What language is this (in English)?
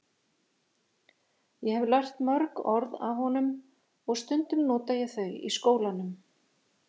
Icelandic